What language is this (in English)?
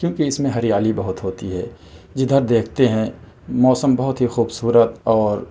Urdu